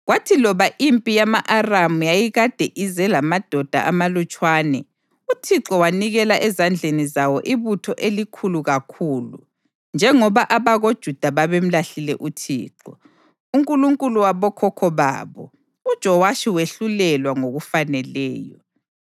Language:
North Ndebele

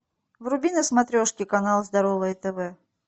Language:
Russian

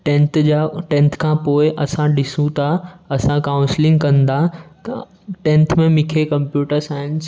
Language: Sindhi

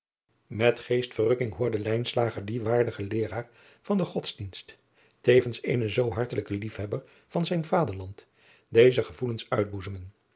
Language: Dutch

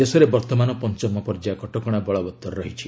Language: Odia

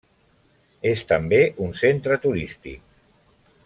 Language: Catalan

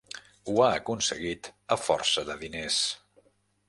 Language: Catalan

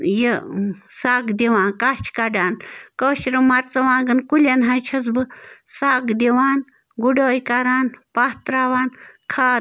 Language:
Kashmiri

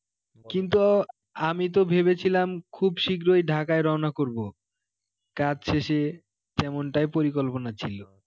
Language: Bangla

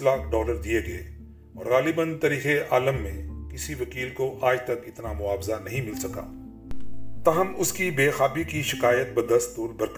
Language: Urdu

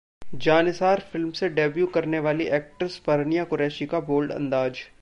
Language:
Hindi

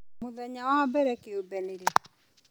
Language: Kikuyu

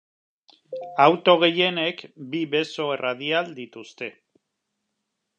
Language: Basque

